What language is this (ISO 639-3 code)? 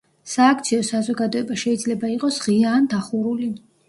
kat